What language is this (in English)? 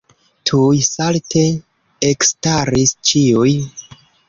Esperanto